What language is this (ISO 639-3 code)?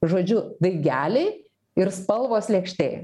lit